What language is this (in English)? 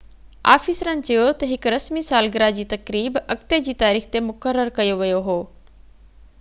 Sindhi